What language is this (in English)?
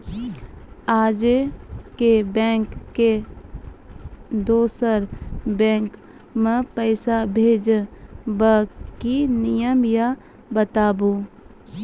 Maithili